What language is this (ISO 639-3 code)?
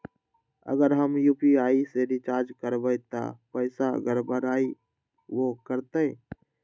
mag